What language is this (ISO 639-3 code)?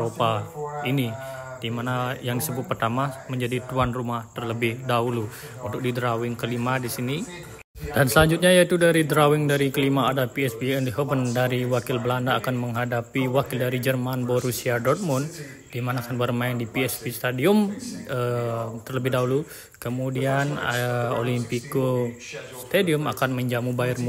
ind